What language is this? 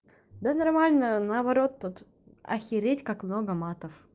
Russian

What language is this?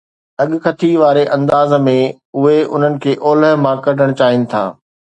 Sindhi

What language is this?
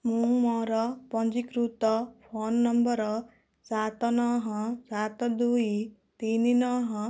Odia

